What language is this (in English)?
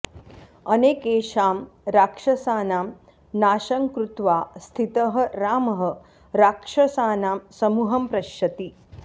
Sanskrit